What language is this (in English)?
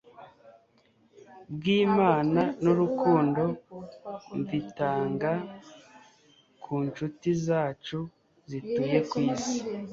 Kinyarwanda